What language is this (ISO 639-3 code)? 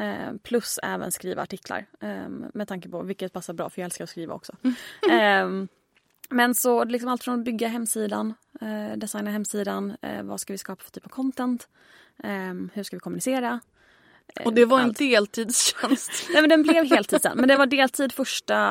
swe